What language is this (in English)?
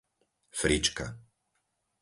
Slovak